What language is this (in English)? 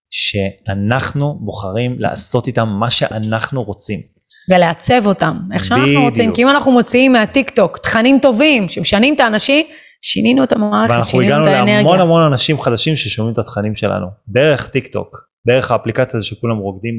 Hebrew